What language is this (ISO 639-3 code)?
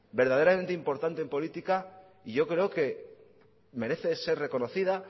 spa